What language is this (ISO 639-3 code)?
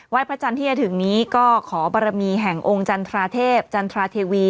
tha